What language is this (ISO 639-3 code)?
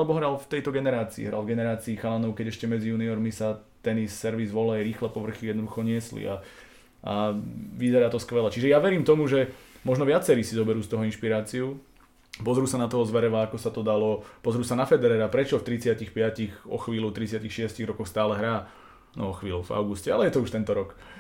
slk